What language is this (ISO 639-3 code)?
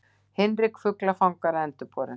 isl